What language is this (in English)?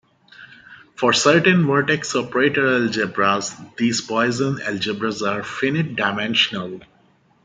English